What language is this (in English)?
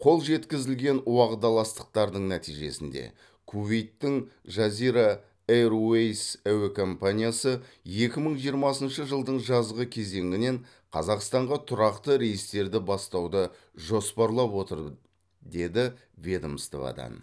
Kazakh